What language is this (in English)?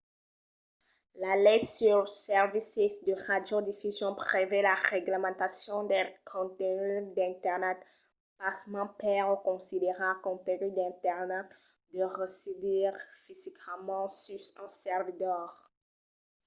Occitan